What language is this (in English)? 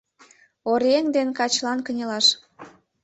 Mari